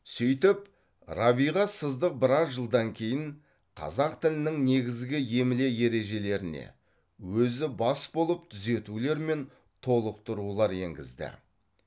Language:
Kazakh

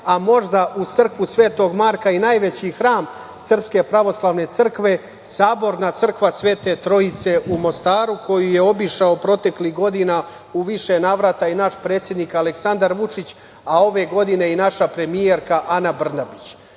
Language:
Serbian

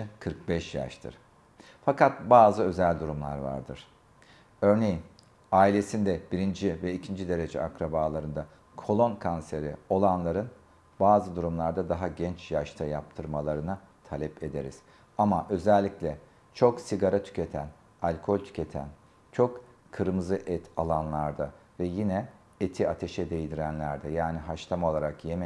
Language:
Turkish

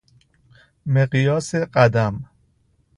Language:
Persian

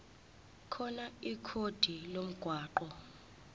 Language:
Zulu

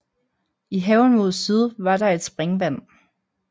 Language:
Danish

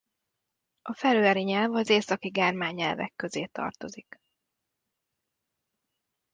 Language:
Hungarian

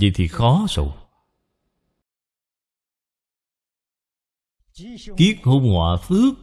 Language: Vietnamese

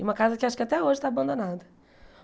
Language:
Portuguese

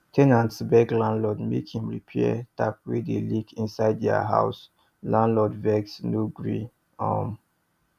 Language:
Nigerian Pidgin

